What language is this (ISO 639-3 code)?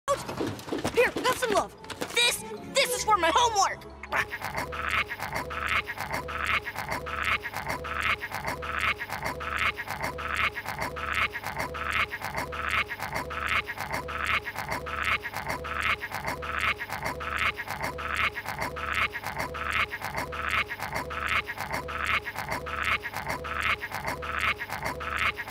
eng